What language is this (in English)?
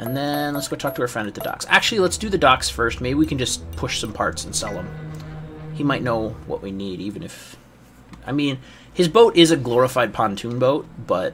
English